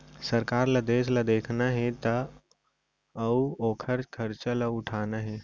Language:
Chhattisgarhi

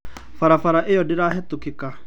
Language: Kikuyu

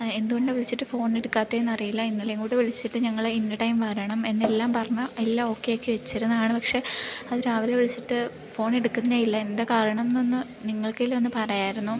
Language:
Malayalam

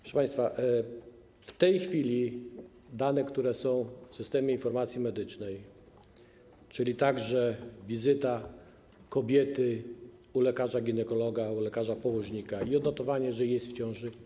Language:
Polish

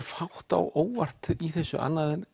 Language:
Icelandic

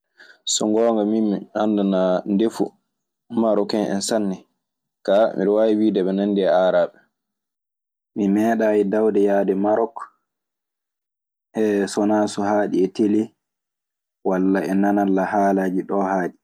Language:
Maasina Fulfulde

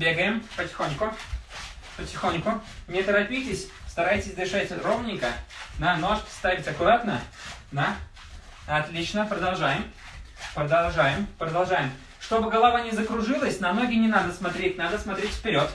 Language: Russian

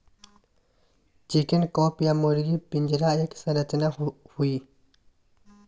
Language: Magahi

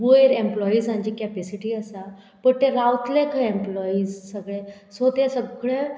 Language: Konkani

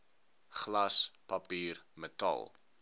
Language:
Afrikaans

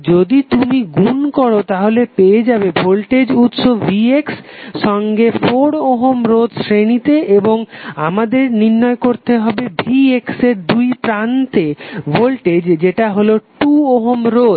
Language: Bangla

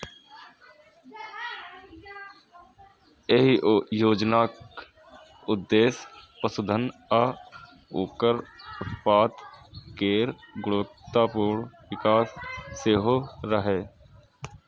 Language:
Maithili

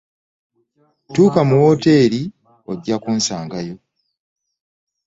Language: Ganda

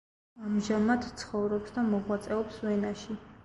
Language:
Georgian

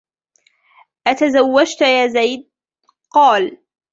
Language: Arabic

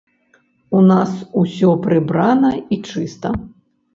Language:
Belarusian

